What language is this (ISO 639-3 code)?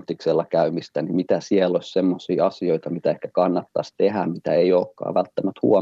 fin